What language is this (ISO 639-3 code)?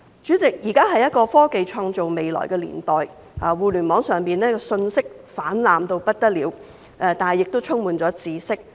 yue